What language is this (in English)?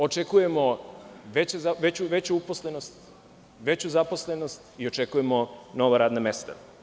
Serbian